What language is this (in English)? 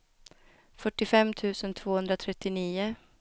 Swedish